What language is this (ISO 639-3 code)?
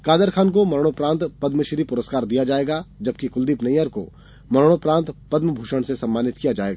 hin